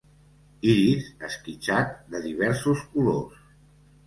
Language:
Catalan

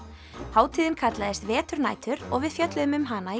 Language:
Icelandic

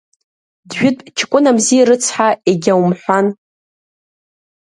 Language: Abkhazian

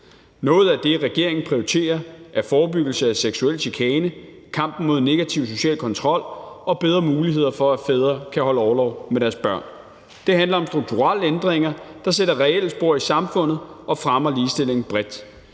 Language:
Danish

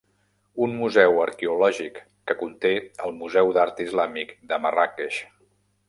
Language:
Catalan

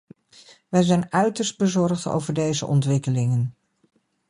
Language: Dutch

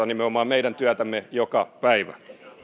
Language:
Finnish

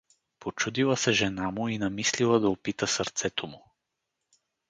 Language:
Bulgarian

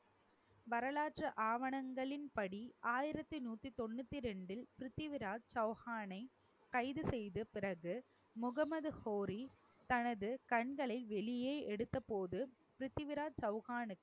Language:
Tamil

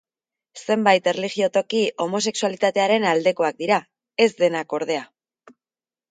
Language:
Basque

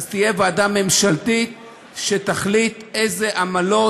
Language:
Hebrew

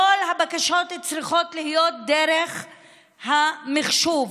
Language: Hebrew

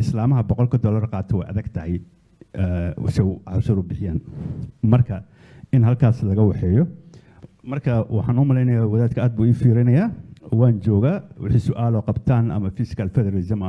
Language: Arabic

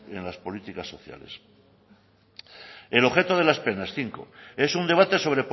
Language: Spanish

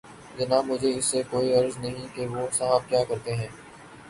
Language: Urdu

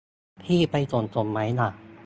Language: Thai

